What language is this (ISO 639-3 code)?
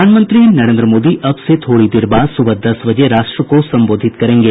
hin